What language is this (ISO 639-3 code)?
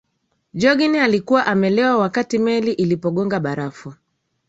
swa